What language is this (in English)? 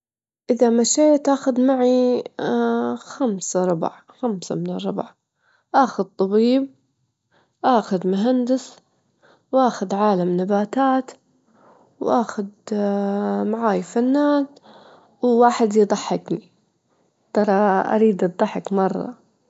Gulf Arabic